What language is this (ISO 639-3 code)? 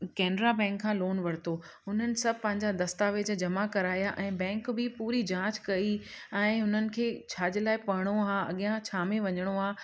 snd